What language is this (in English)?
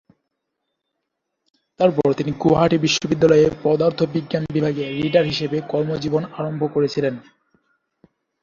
Bangla